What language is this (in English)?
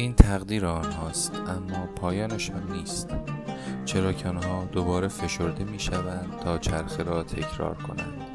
Persian